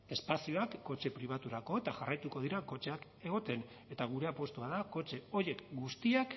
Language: Basque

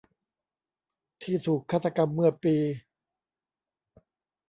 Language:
Thai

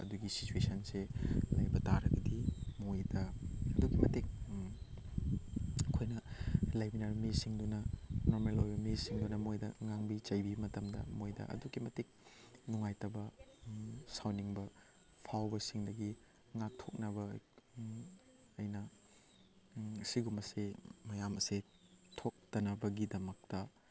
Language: Manipuri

